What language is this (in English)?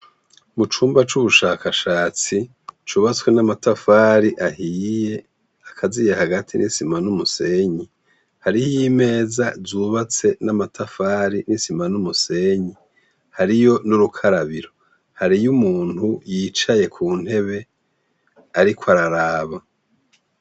Rundi